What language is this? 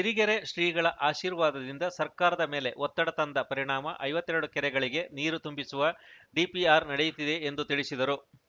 Kannada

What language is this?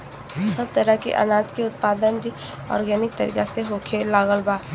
Bhojpuri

